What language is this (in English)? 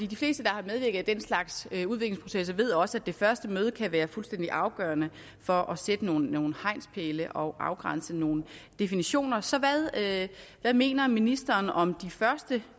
Danish